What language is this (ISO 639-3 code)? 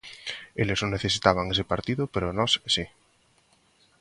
glg